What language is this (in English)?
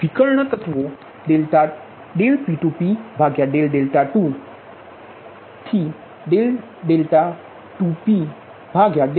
Gujarati